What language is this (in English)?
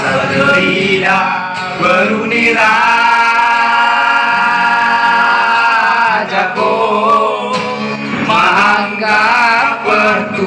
Indonesian